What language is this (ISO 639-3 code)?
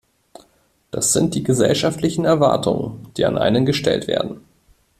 deu